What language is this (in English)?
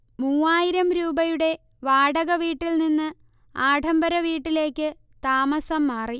Malayalam